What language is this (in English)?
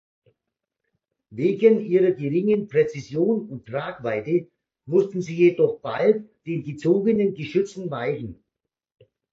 German